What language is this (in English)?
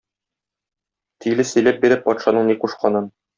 Tatar